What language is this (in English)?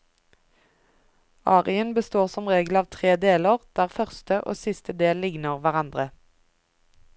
Norwegian